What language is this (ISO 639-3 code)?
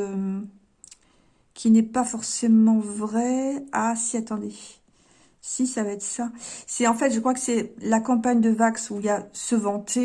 fra